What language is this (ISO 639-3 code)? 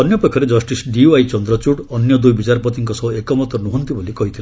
ori